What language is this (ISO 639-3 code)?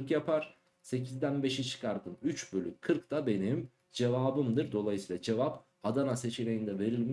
tur